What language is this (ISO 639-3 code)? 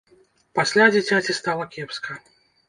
bel